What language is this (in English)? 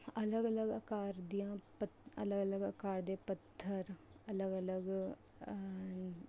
Punjabi